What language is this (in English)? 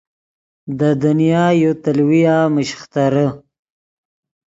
Yidgha